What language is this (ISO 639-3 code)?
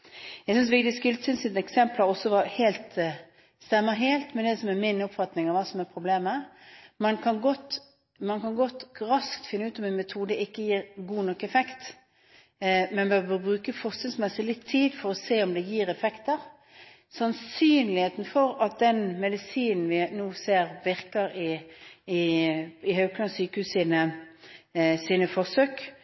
nob